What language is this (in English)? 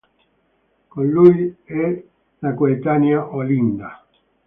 Italian